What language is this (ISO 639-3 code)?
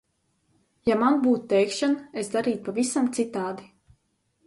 lav